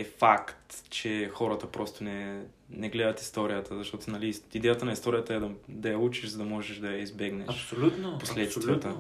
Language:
Bulgarian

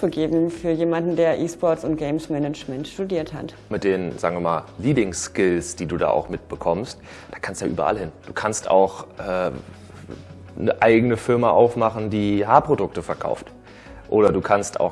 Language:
German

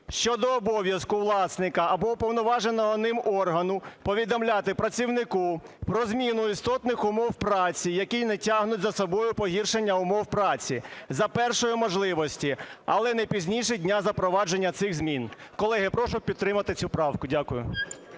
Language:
Ukrainian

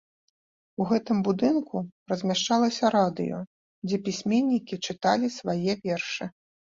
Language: Belarusian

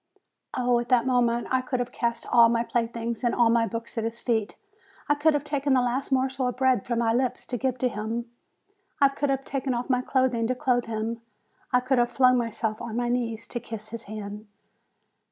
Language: English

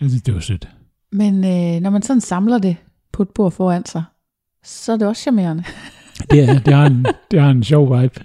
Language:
Danish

